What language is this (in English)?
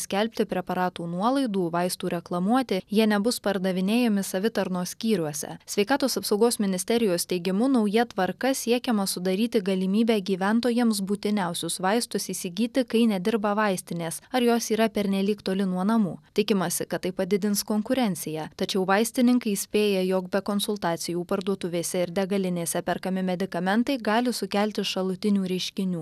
Lithuanian